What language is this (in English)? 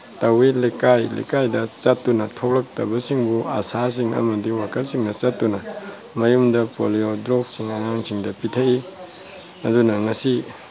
Manipuri